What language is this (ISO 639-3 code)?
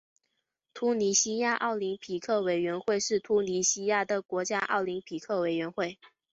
zho